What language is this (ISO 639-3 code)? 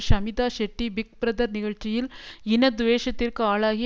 tam